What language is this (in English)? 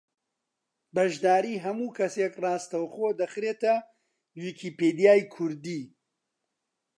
Central Kurdish